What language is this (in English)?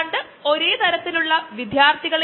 Malayalam